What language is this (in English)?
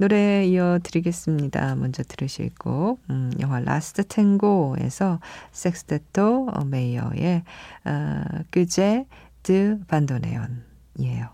Korean